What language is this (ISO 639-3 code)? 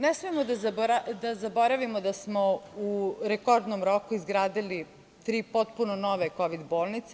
srp